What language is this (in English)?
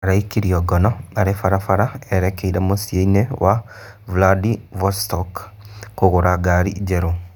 Kikuyu